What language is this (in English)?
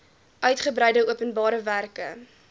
Afrikaans